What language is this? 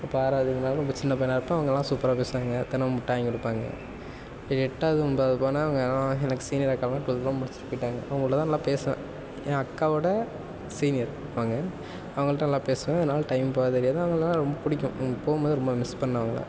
Tamil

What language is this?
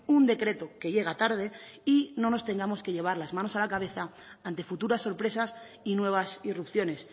Spanish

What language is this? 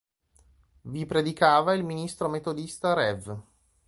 Italian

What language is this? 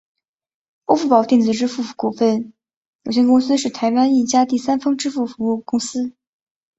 Chinese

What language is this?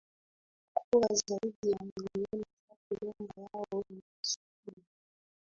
Swahili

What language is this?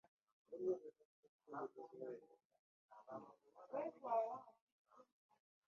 Ganda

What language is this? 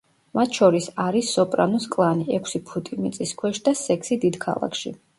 Georgian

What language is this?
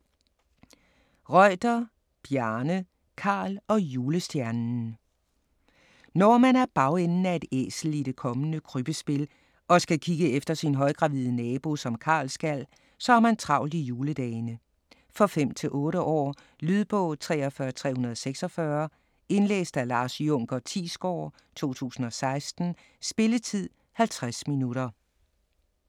Danish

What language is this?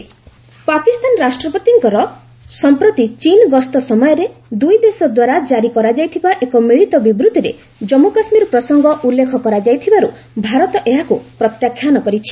Odia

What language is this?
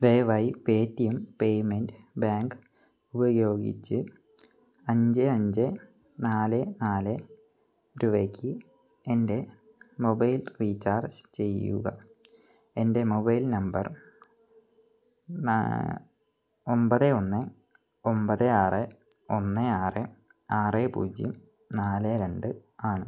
Malayalam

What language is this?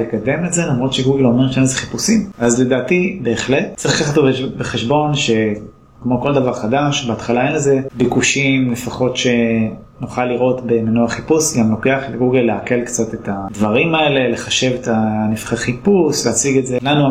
Hebrew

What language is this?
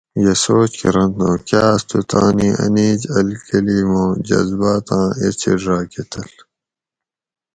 Gawri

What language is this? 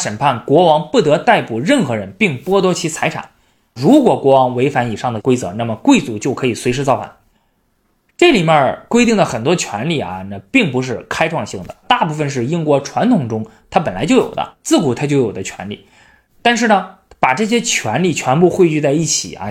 Chinese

